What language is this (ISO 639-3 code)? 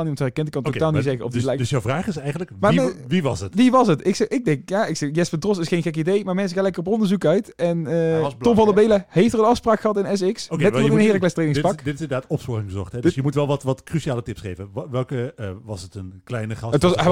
nld